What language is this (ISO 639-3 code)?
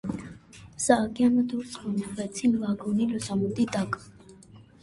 hye